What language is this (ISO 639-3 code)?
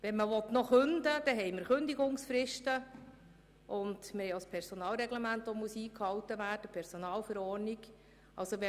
gsw